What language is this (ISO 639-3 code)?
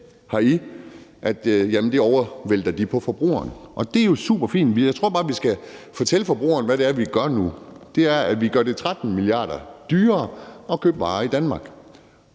dan